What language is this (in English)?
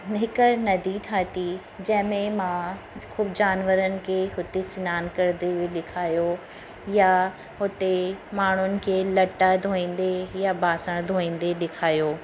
Sindhi